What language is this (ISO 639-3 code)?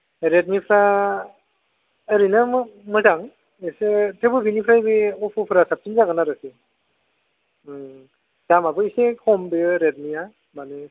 brx